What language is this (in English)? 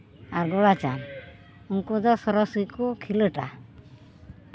Santali